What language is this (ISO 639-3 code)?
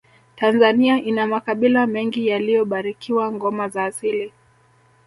swa